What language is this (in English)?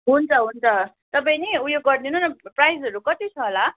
Nepali